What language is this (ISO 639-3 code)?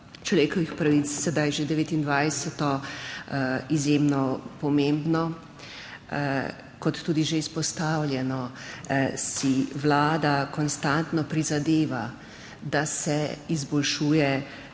slv